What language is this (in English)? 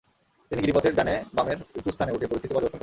Bangla